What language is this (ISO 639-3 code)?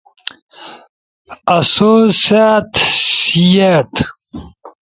ush